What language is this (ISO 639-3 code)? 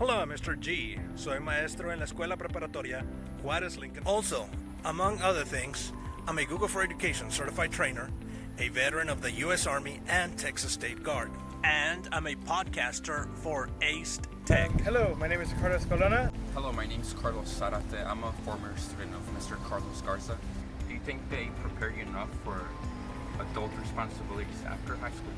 eng